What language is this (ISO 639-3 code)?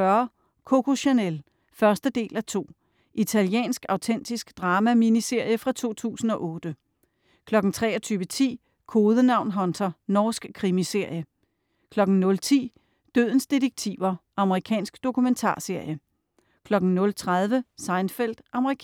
dan